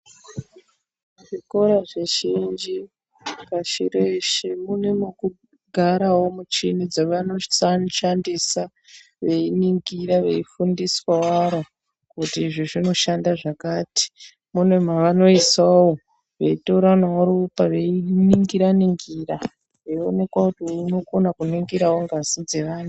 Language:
Ndau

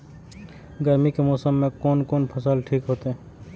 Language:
Maithili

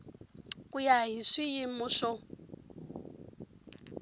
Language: Tsonga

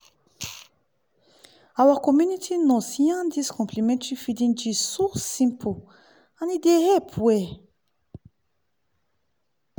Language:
Nigerian Pidgin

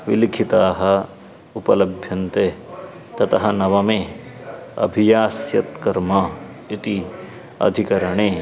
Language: Sanskrit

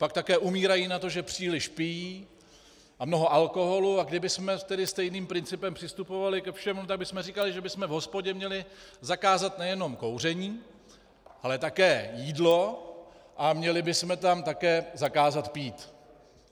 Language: Czech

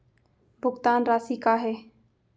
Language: Chhattisgarhi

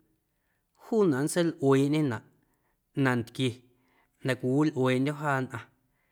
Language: Guerrero Amuzgo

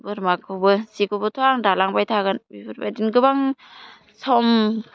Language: Bodo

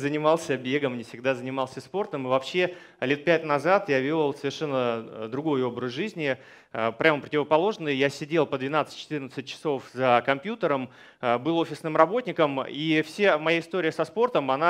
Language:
Russian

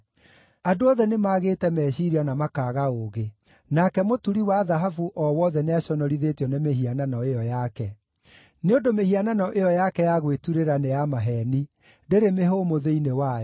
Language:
Kikuyu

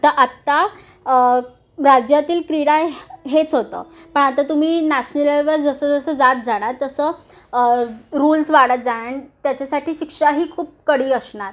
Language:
Marathi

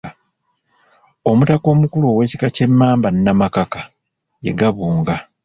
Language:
Ganda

